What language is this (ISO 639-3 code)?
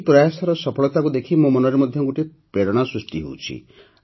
ori